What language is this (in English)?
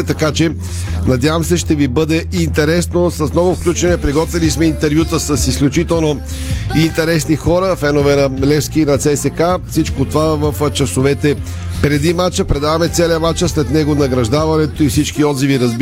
Bulgarian